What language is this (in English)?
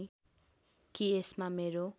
Nepali